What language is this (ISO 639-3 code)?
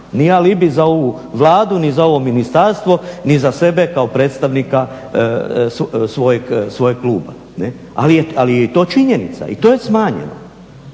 hrv